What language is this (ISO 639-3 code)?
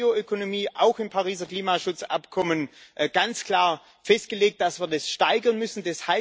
deu